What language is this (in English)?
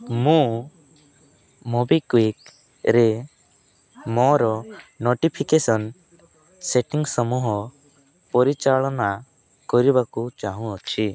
Odia